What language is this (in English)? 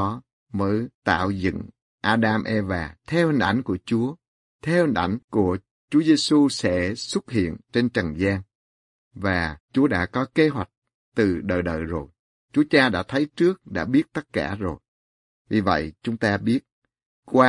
Vietnamese